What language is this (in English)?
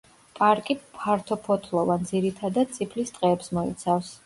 Georgian